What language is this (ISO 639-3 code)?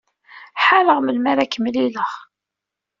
kab